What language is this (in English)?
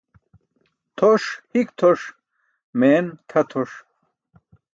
Burushaski